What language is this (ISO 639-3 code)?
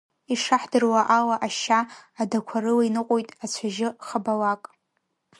abk